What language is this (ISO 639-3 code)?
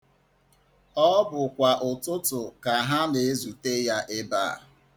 ibo